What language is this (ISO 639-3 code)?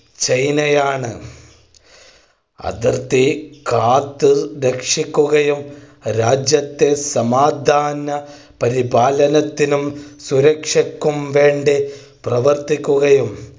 mal